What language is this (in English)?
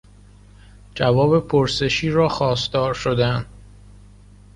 Persian